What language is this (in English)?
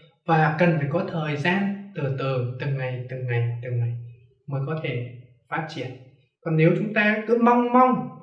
Vietnamese